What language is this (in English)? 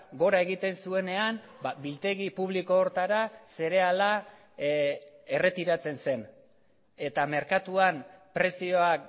Basque